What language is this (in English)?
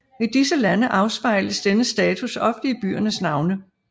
Danish